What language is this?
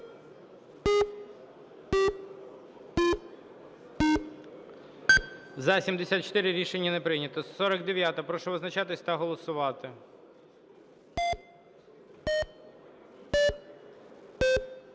Ukrainian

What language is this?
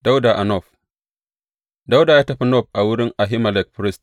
Hausa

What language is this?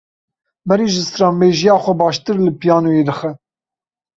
Kurdish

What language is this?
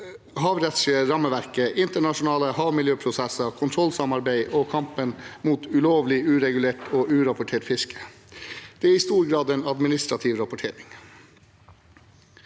Norwegian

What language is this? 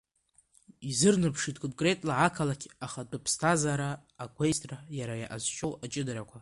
Abkhazian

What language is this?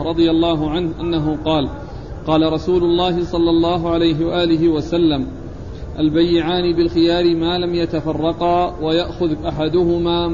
Arabic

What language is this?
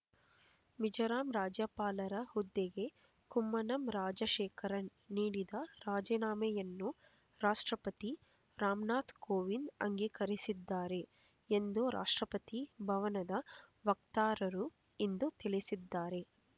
Kannada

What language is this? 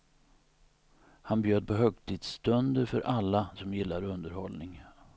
Swedish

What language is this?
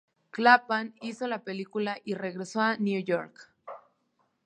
Spanish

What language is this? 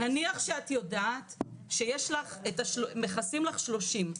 Hebrew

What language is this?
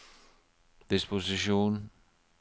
Norwegian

